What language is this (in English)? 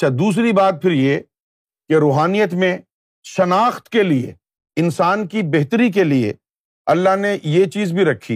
Urdu